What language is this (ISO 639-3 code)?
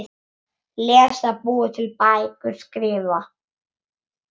isl